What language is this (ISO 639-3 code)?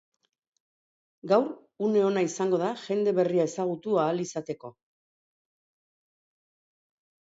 eus